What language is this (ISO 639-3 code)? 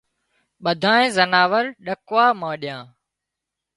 kxp